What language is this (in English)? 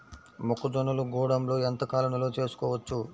Telugu